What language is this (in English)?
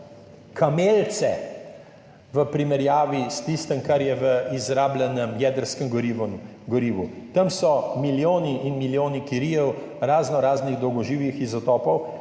Slovenian